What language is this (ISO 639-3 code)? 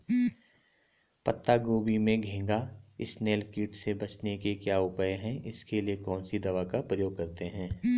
hin